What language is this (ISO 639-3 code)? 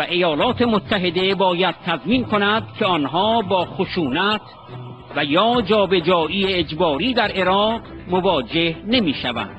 fas